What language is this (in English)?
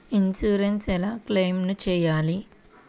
Telugu